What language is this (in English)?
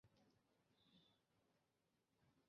Chinese